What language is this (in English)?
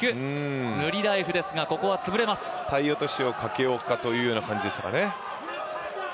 Japanese